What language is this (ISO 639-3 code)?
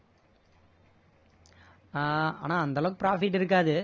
tam